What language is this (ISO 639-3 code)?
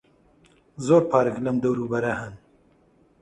ckb